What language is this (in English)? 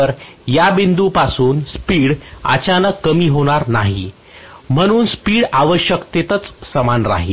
Marathi